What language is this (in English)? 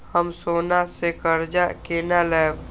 Maithili